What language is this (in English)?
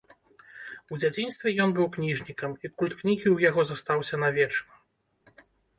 Belarusian